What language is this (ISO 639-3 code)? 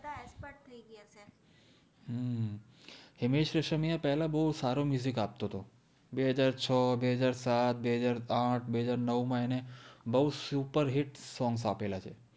guj